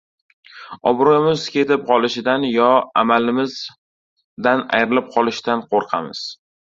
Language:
Uzbek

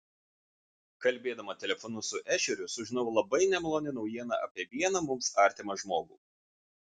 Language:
Lithuanian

